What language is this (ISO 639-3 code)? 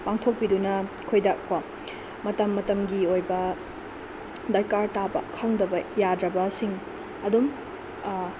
mni